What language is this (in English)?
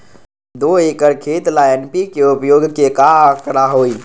Magahi